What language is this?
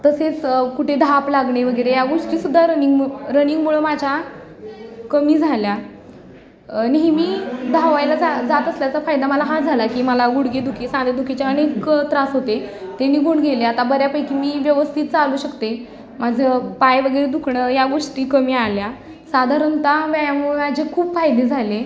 Marathi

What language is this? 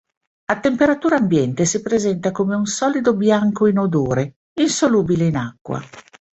Italian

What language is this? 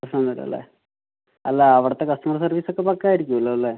Malayalam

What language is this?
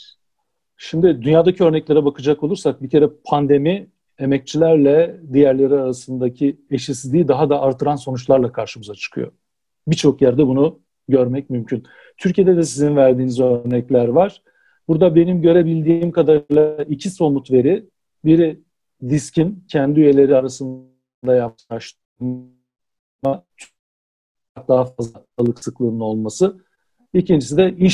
Turkish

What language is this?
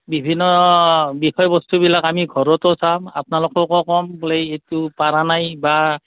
Assamese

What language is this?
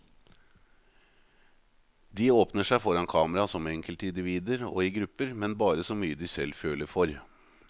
Norwegian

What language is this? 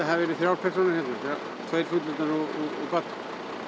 Icelandic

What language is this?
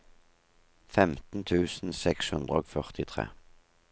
Norwegian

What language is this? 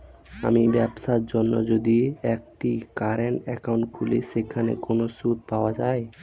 Bangla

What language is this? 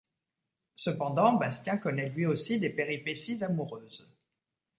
French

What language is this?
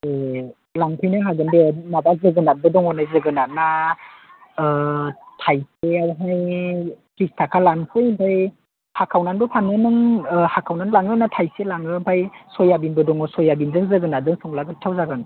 Bodo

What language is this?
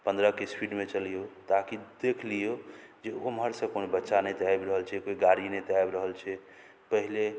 Maithili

